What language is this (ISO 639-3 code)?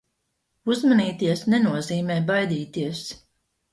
lav